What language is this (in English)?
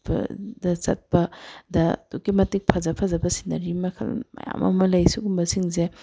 Manipuri